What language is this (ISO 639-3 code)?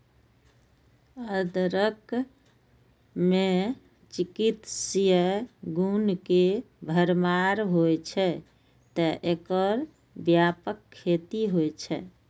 mai